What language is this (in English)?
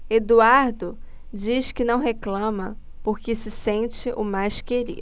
Portuguese